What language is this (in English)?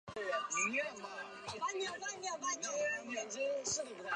Chinese